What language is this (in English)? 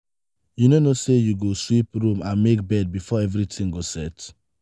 Nigerian Pidgin